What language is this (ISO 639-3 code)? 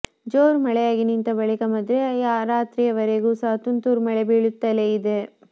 kan